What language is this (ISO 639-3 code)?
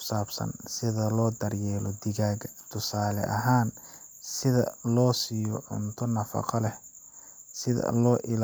som